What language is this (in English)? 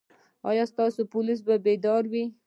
Pashto